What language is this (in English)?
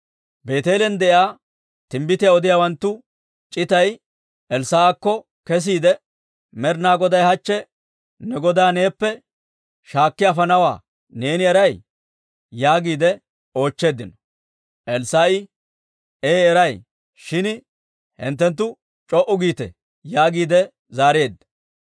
Dawro